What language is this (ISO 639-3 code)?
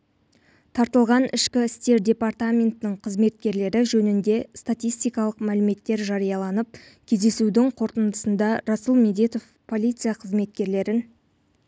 kaz